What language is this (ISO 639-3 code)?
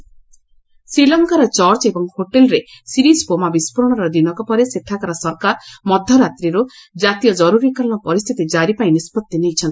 ori